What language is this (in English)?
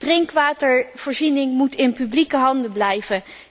Dutch